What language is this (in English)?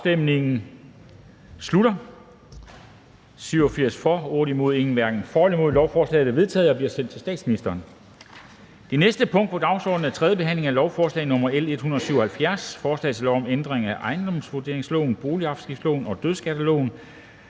Danish